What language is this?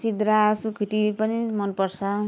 Nepali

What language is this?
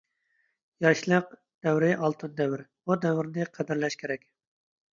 Uyghur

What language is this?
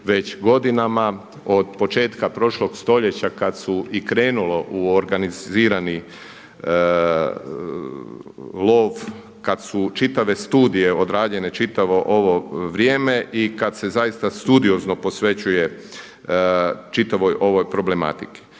Croatian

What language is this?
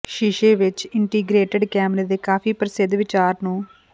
Punjabi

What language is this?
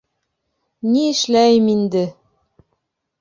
Bashkir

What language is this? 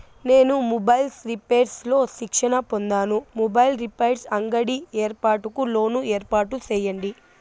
Telugu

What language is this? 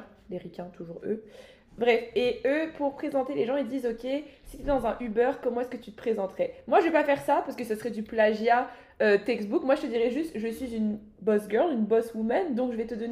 French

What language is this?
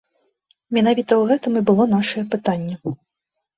Belarusian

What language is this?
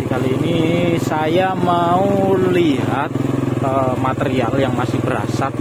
Indonesian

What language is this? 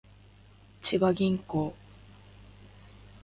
Japanese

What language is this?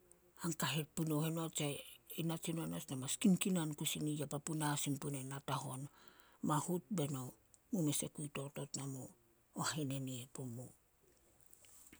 Solos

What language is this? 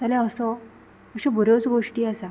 Konkani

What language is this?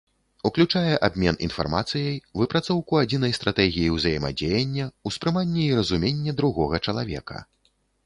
Belarusian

